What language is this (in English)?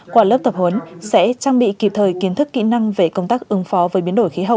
Vietnamese